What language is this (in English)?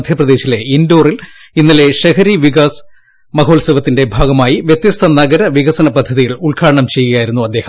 Malayalam